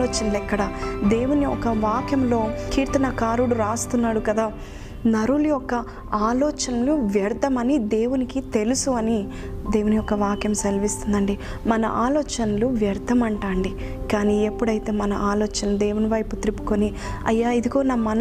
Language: Telugu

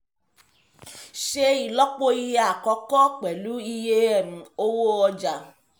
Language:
Yoruba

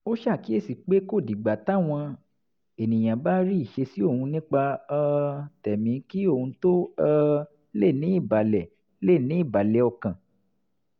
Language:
Yoruba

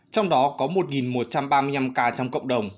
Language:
Vietnamese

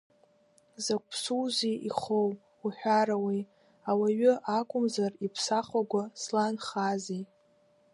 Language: Abkhazian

